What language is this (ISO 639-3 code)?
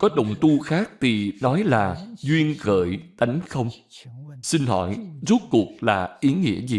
vie